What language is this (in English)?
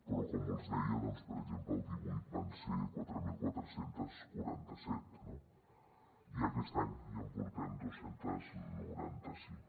Catalan